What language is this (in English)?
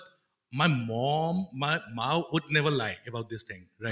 Assamese